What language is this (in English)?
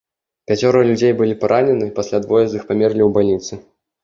Belarusian